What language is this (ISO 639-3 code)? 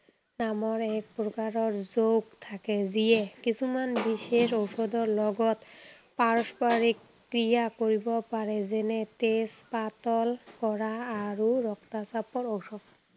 asm